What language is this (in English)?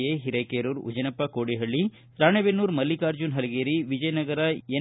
Kannada